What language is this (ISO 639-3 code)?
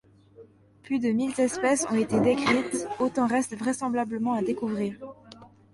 fra